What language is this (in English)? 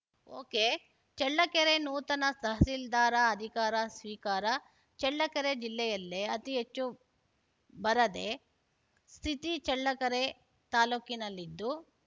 Kannada